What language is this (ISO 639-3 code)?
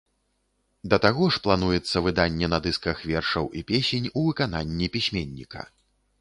bel